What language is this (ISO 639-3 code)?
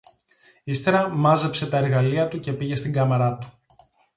ell